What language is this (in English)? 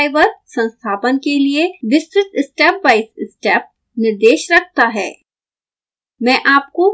Hindi